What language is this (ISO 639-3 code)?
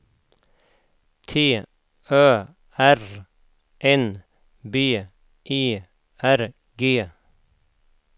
swe